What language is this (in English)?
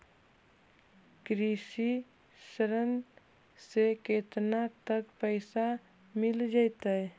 Magahi